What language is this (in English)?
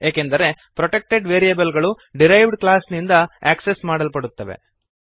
Kannada